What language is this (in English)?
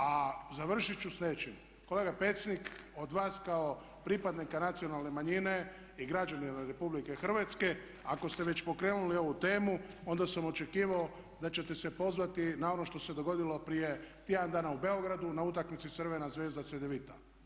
Croatian